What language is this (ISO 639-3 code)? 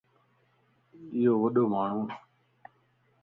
lss